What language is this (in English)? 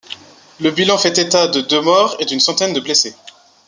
French